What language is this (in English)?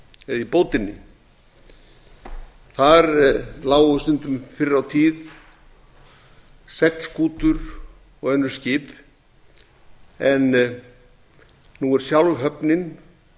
Icelandic